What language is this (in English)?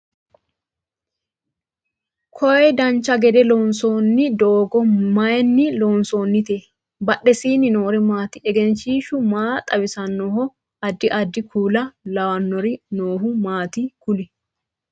Sidamo